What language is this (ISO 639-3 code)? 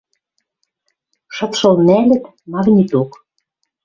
mrj